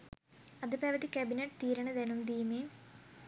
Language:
Sinhala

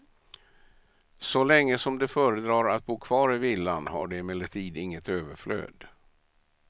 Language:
Swedish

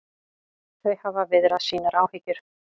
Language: Icelandic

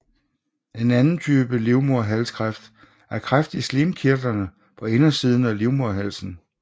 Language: Danish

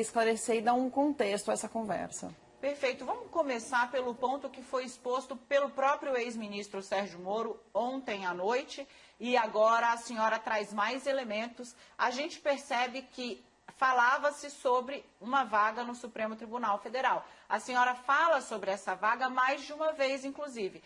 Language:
Portuguese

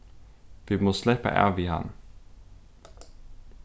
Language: Faroese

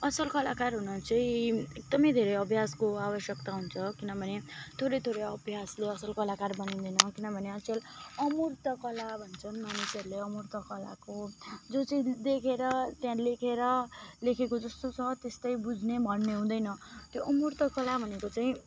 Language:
Nepali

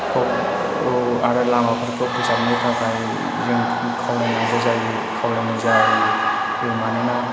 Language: Bodo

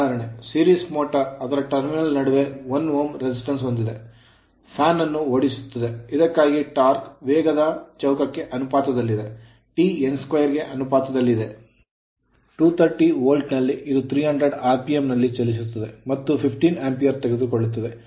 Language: Kannada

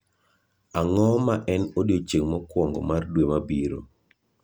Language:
Luo (Kenya and Tanzania)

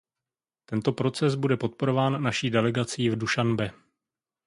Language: Czech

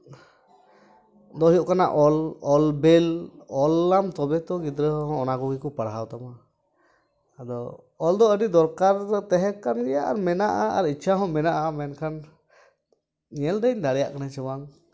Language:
Santali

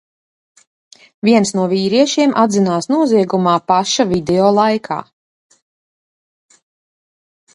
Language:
Latvian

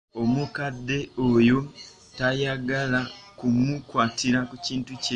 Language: Ganda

